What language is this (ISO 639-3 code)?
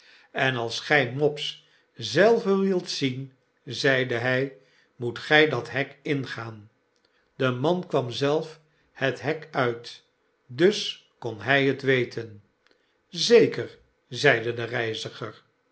nld